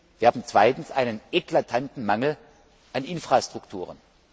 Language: German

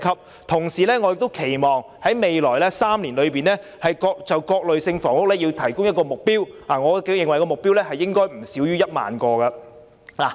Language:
Cantonese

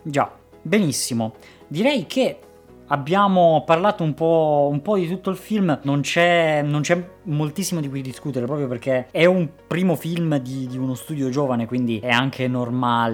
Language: Italian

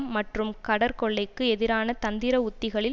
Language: Tamil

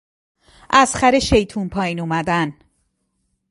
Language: Persian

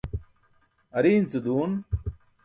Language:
Burushaski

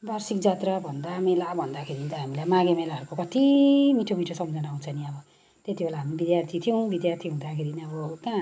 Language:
Nepali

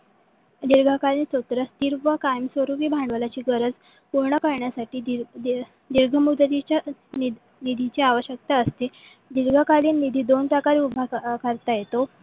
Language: Marathi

